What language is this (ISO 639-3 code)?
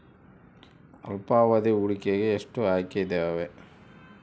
kan